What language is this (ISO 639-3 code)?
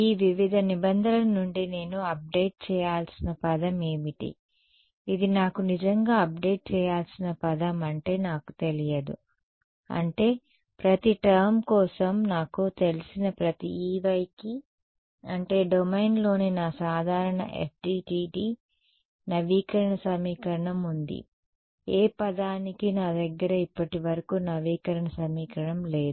tel